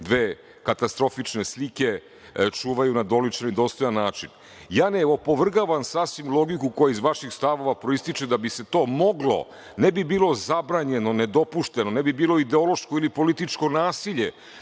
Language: Serbian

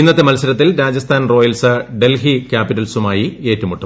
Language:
Malayalam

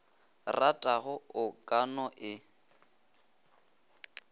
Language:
Northern Sotho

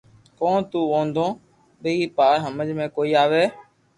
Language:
Loarki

